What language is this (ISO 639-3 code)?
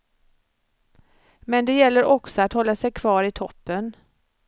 swe